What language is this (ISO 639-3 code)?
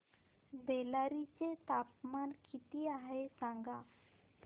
mar